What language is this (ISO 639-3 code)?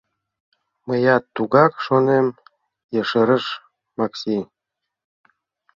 chm